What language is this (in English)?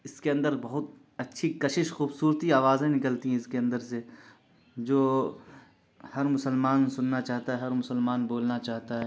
Urdu